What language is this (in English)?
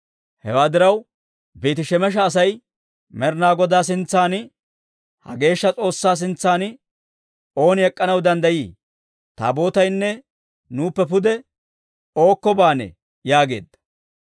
Dawro